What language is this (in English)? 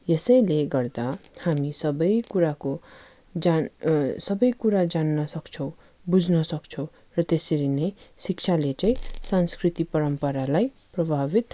Nepali